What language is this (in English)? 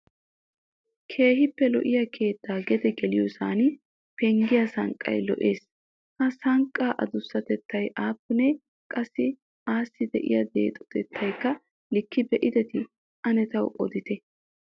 Wolaytta